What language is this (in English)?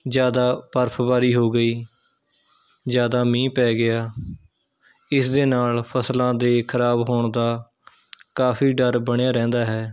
Punjabi